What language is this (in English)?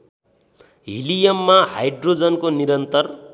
Nepali